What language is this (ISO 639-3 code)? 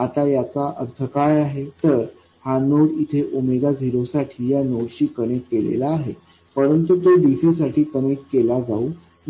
mar